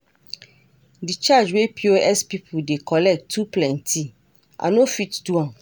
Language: Nigerian Pidgin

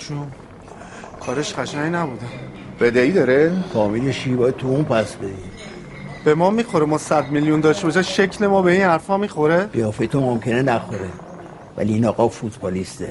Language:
Persian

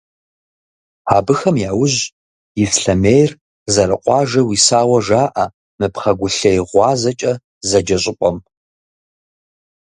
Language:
Kabardian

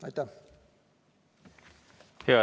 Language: Estonian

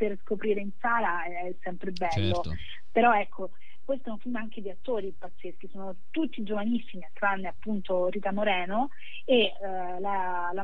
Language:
Italian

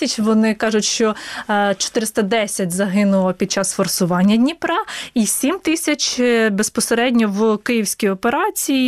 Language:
Ukrainian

